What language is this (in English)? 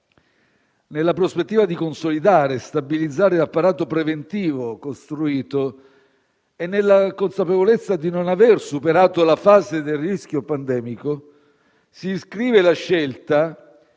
Italian